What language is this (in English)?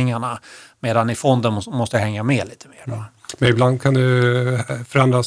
Swedish